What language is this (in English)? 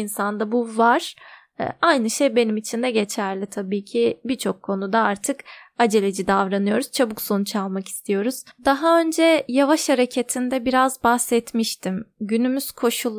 Turkish